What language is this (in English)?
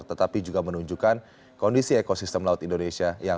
Indonesian